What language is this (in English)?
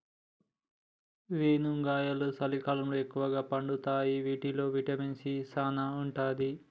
Telugu